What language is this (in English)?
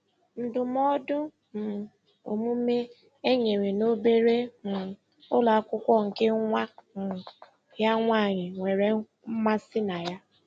Igbo